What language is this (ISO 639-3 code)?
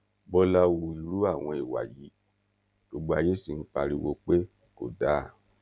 yor